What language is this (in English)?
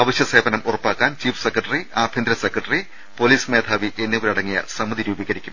Malayalam